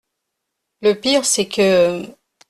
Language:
French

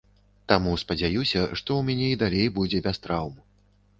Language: Belarusian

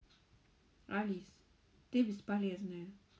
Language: Russian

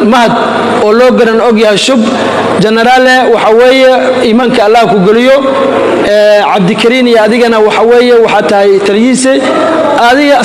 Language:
Arabic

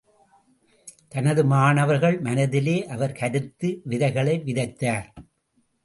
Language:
Tamil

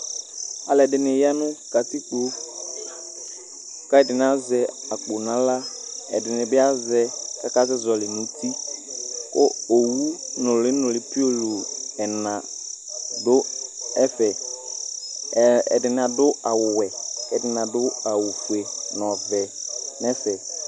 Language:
Ikposo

